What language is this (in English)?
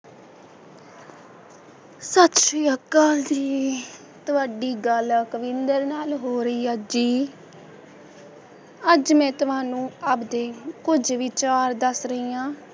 Punjabi